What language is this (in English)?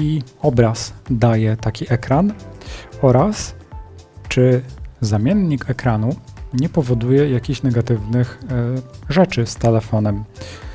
Polish